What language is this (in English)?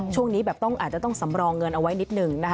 Thai